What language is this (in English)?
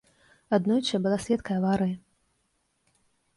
Belarusian